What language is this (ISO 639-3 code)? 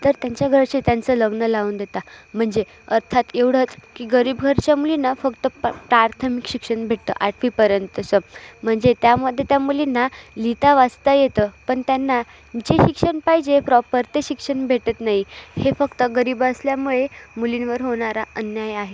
mar